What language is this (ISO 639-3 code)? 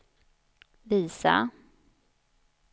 swe